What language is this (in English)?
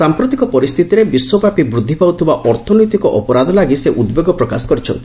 Odia